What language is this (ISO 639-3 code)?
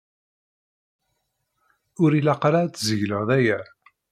kab